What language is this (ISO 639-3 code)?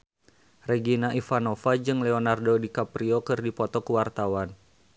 sun